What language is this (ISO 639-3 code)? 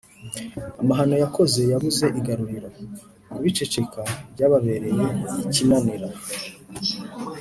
kin